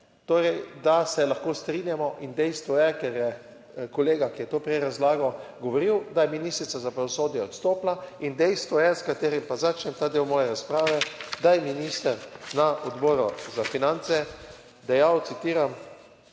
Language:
Slovenian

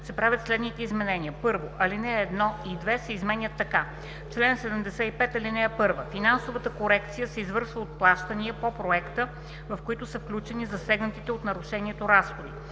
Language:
Bulgarian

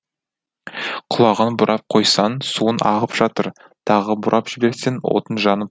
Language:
Kazakh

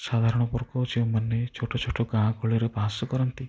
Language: Odia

